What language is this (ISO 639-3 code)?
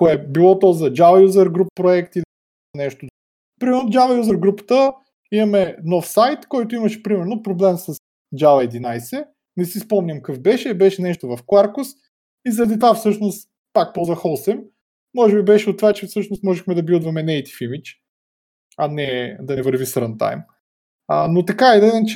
bul